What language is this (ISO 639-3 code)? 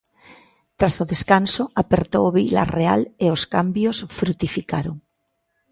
glg